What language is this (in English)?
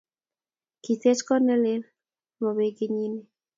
Kalenjin